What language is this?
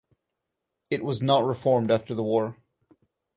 English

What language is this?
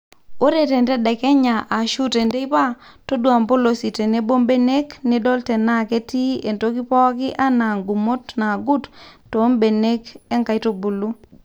Masai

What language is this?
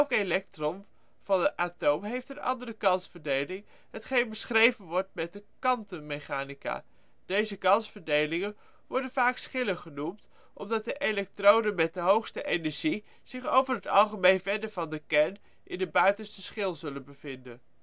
Dutch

